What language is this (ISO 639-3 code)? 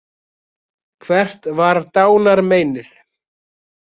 isl